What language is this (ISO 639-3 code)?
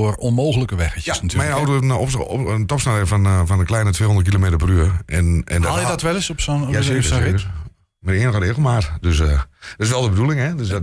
nld